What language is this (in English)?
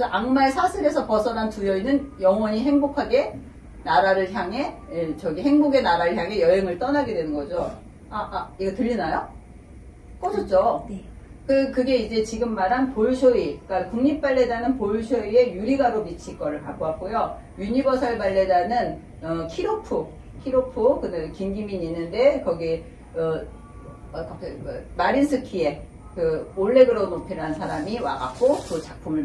Korean